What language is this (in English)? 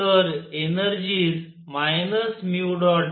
Marathi